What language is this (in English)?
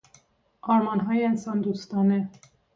Persian